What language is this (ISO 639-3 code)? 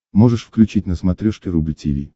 rus